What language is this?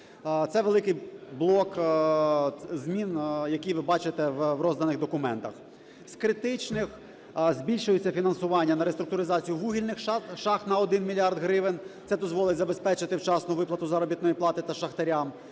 Ukrainian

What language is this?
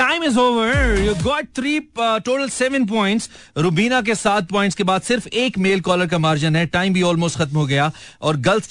Hindi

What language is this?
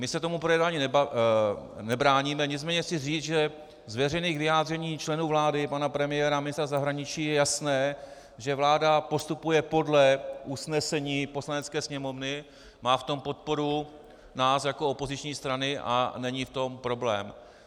Czech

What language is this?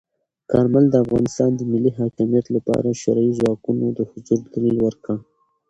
Pashto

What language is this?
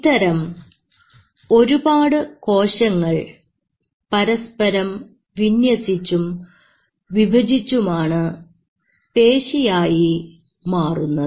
Malayalam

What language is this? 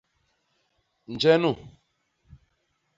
Basaa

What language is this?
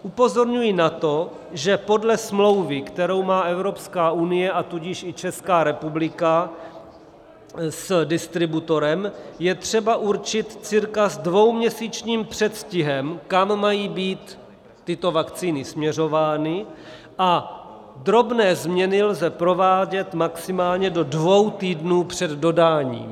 Czech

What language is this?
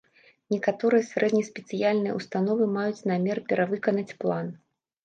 Belarusian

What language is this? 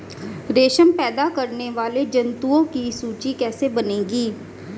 Hindi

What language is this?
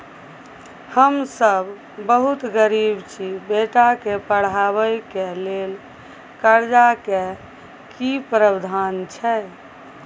Maithili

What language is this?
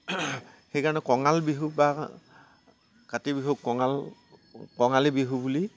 Assamese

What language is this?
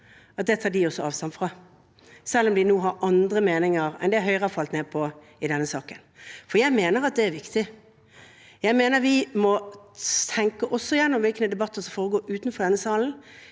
Norwegian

